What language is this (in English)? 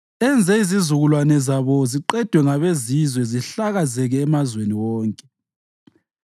North Ndebele